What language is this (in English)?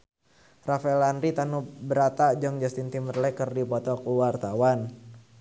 Sundanese